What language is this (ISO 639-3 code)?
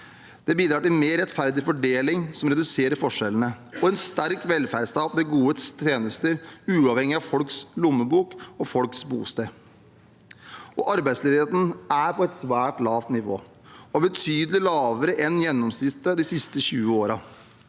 nor